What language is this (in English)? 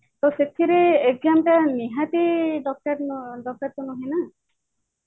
Odia